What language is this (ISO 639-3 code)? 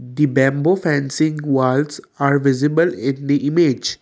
eng